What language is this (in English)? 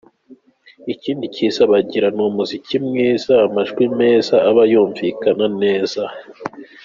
Kinyarwanda